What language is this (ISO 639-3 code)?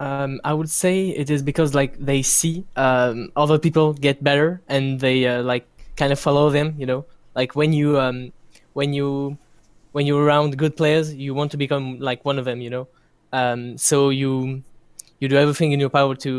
eng